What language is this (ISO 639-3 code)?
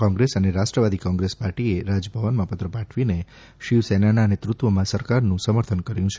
guj